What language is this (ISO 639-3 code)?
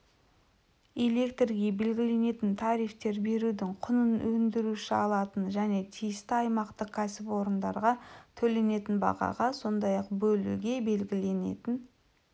kaz